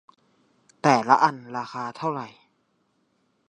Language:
Thai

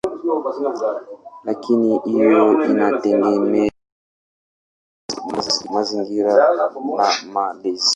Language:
Swahili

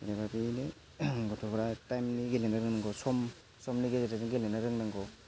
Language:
Bodo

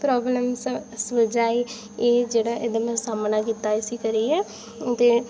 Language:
Dogri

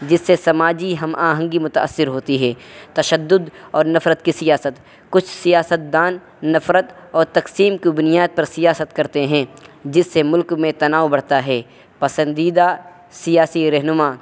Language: Urdu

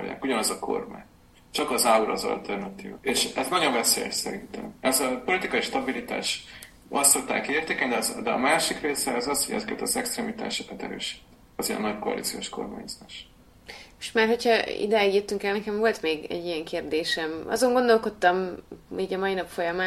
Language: Hungarian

